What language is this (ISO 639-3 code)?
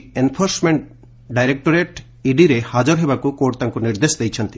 ori